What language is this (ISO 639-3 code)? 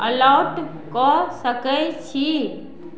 mai